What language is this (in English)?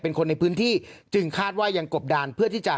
Thai